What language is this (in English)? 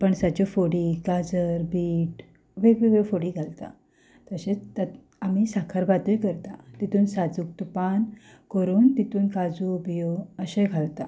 Konkani